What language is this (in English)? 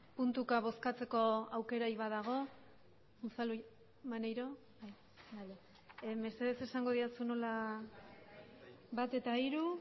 Basque